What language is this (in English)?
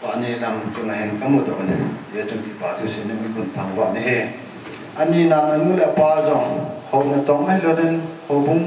Thai